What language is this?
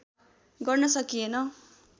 Nepali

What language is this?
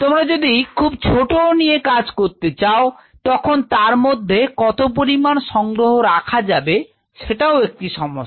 Bangla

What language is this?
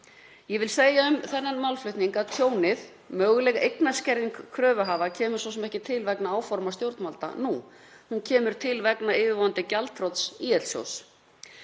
Icelandic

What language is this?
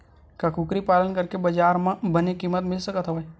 Chhattisgarhi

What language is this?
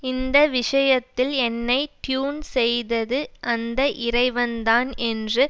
Tamil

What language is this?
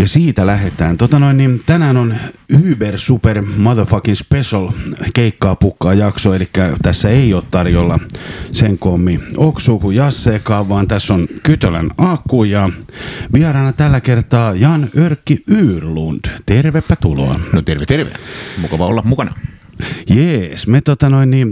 Finnish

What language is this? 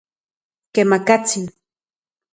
Central Puebla Nahuatl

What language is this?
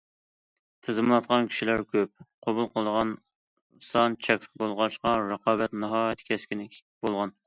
Uyghur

